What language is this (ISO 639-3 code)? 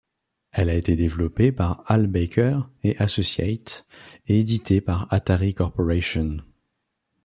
fra